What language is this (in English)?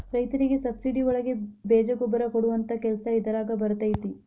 Kannada